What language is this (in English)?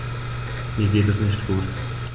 German